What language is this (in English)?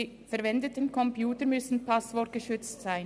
Swiss German